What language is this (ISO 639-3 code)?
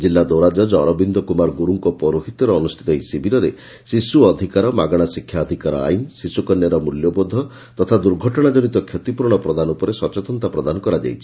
ori